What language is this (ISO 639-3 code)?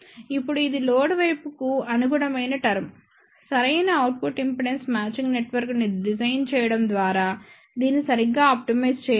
tel